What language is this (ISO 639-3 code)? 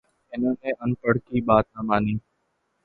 urd